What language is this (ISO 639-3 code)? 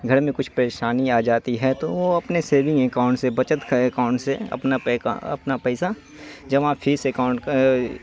urd